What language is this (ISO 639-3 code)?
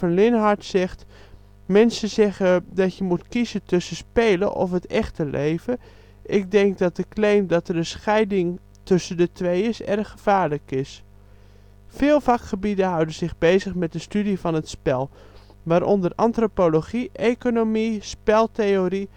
nld